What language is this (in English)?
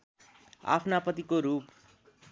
Nepali